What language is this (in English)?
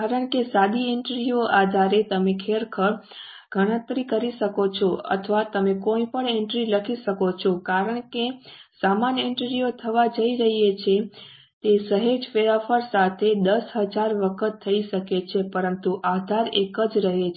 Gujarati